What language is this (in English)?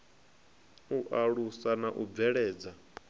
Venda